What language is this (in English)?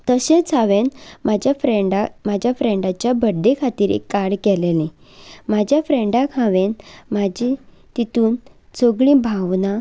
Konkani